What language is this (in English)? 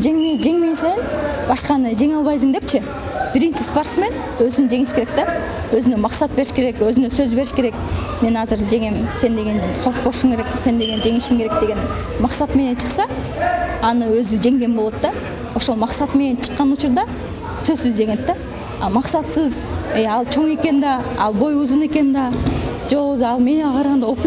Turkish